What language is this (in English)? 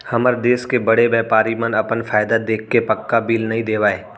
Chhattisgarhi